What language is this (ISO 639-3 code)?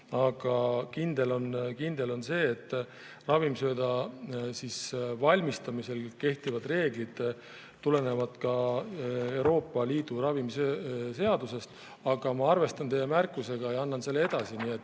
est